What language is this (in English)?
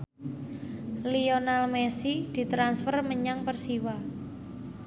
Javanese